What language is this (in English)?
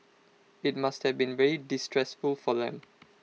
English